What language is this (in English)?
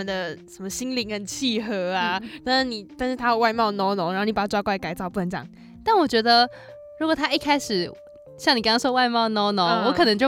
Chinese